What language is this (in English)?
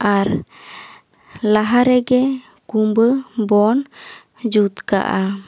Santali